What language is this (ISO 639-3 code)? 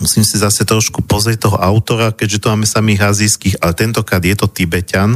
slk